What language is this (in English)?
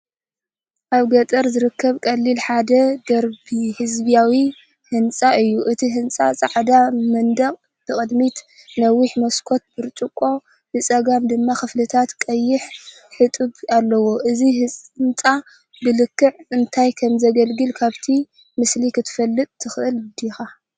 Tigrinya